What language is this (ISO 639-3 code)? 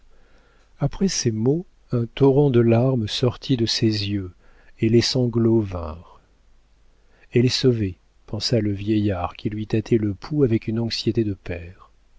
fra